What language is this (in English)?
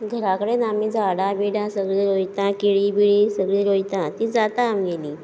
Konkani